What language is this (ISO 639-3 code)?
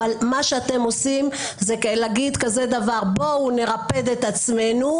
heb